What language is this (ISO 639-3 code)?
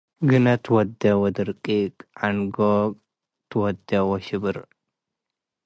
tig